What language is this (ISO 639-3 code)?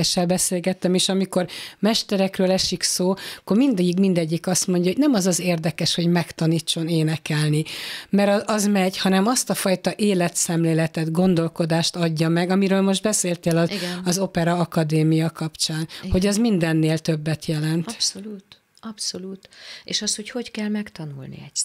hun